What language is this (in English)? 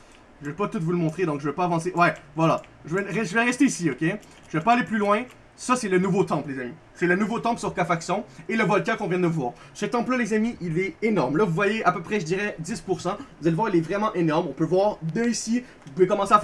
French